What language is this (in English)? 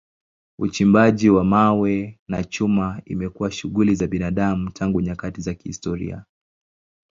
Swahili